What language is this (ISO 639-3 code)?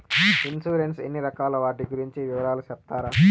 tel